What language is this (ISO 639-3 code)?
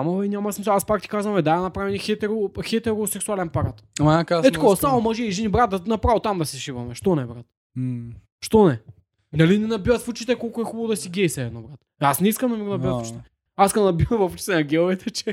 bul